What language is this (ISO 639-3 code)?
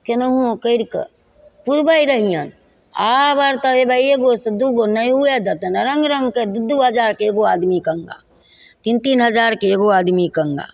mai